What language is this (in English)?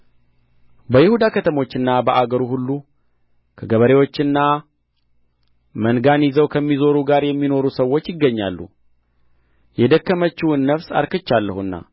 Amharic